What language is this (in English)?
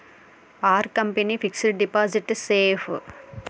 Telugu